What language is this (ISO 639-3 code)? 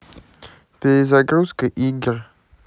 rus